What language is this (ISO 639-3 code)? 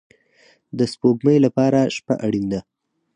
pus